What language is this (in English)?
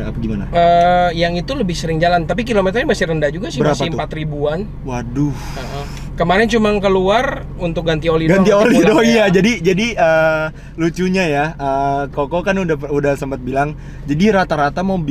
Indonesian